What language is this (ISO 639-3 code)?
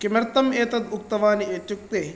san